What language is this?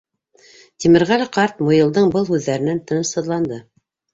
Bashkir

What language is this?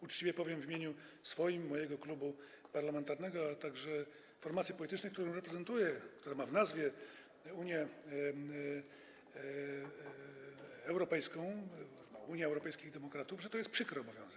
Polish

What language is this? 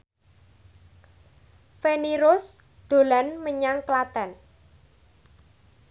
Javanese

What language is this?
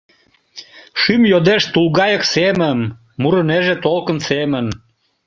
Mari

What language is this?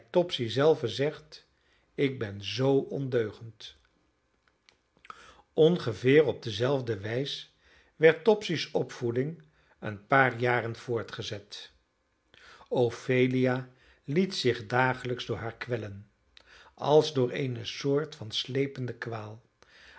Dutch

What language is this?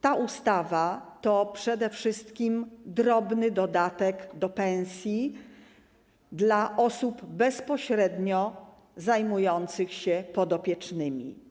Polish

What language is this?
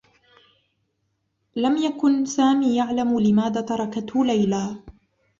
Arabic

